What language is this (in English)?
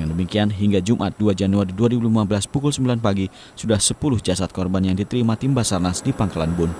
Indonesian